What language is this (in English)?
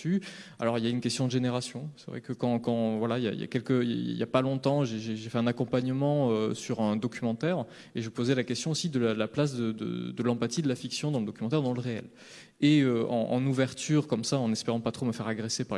French